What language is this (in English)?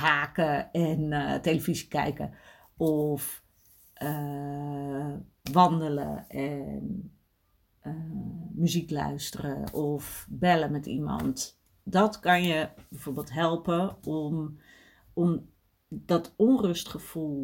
Dutch